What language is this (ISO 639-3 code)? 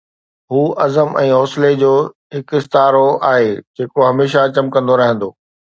snd